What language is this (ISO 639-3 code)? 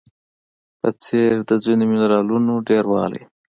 pus